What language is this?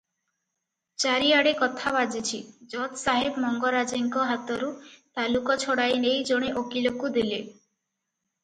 Odia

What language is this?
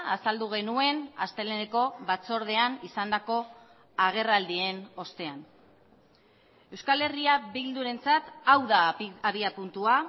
Basque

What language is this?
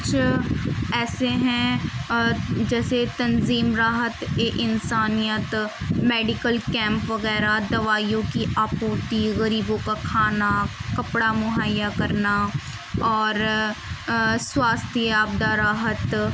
Urdu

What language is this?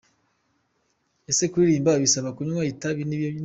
Kinyarwanda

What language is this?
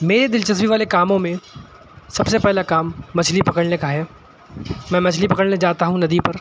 Urdu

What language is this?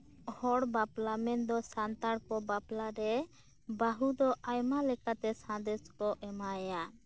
Santali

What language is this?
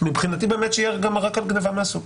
Hebrew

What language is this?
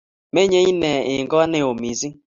Kalenjin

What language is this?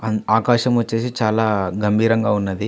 Telugu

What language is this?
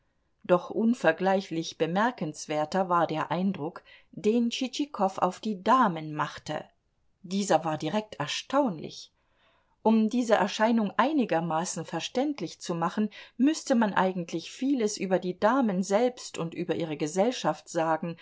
German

